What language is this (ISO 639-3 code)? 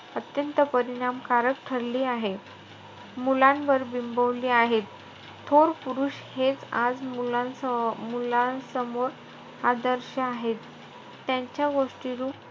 mar